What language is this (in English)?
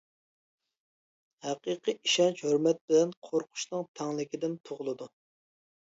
Uyghur